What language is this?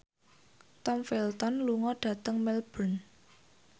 Javanese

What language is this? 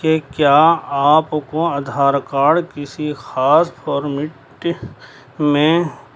Urdu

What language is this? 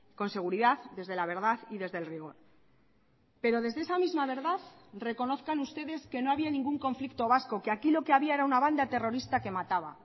Spanish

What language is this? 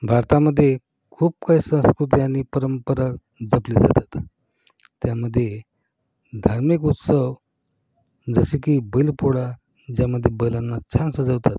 Marathi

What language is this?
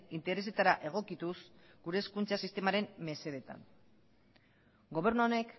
Basque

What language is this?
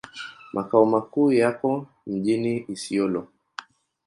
Swahili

